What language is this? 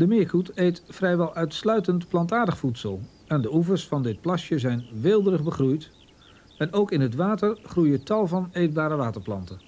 Dutch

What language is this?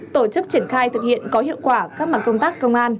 Vietnamese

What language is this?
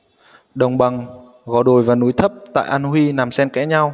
Vietnamese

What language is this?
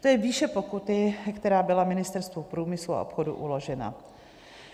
Czech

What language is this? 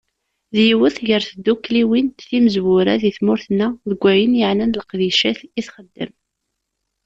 Kabyle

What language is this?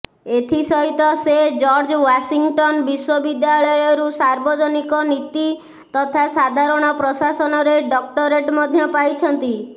Odia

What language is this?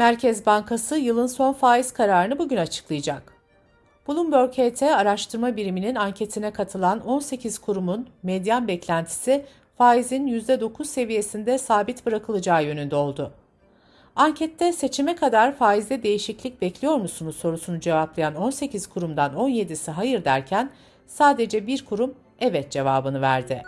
Turkish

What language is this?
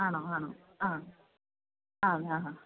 Malayalam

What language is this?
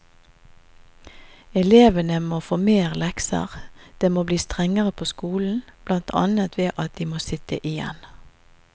Norwegian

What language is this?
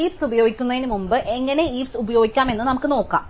Malayalam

